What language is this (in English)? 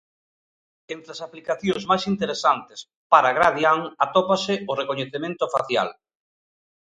Galician